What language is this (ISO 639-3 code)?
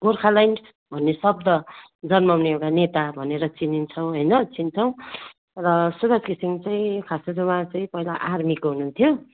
nep